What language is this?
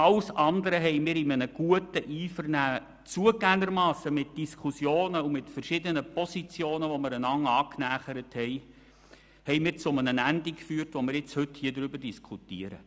Swiss German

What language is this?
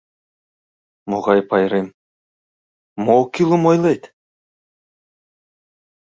Mari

